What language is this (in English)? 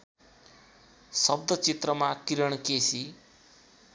Nepali